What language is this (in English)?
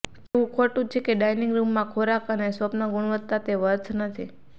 Gujarati